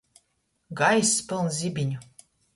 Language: Latgalian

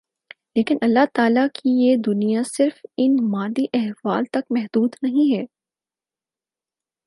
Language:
Urdu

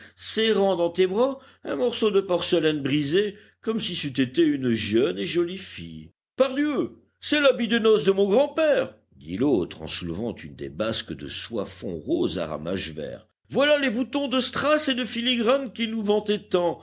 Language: French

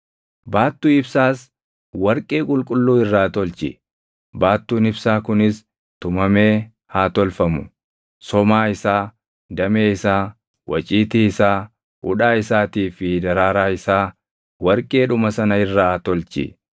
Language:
Oromo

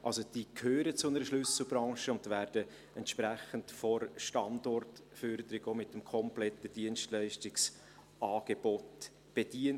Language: Swiss German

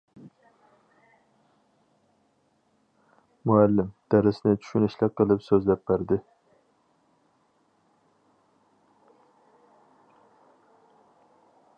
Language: Uyghur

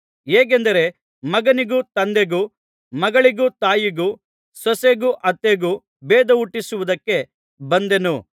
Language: Kannada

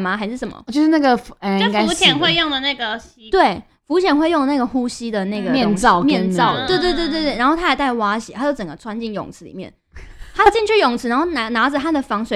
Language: Chinese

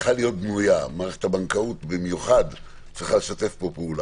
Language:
Hebrew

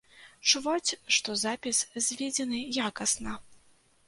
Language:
Belarusian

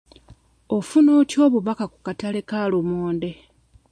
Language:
Ganda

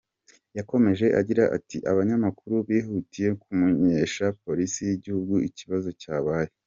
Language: Kinyarwanda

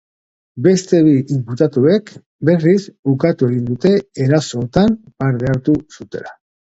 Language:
Basque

